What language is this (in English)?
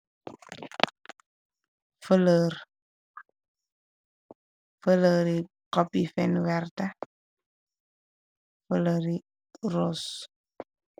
Wolof